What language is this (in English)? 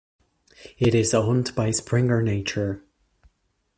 English